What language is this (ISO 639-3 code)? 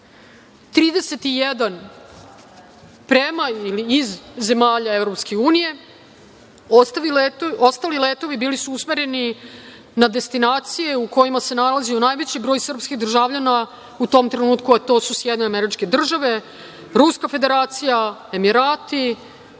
srp